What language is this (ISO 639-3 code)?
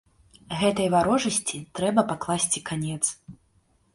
bel